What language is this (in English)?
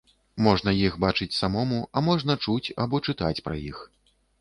Belarusian